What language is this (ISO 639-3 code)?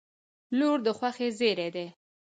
pus